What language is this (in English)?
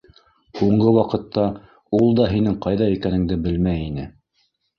Bashkir